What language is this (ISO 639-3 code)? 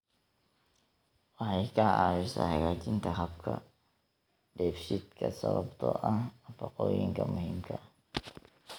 som